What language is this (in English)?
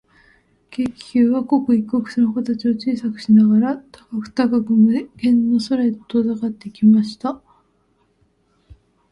Japanese